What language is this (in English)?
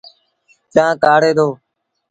Sindhi Bhil